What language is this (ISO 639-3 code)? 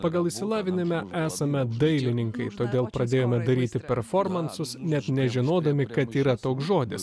lit